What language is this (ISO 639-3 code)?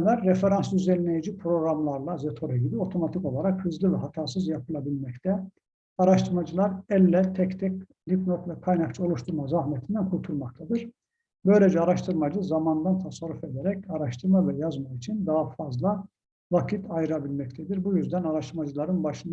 tur